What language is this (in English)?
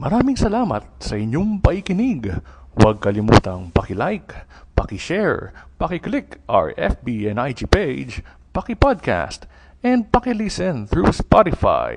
Filipino